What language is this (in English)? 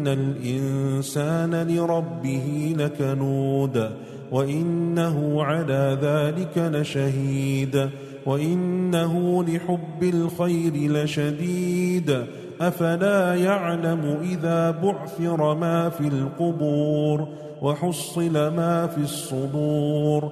Arabic